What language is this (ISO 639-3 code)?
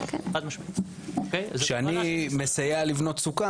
heb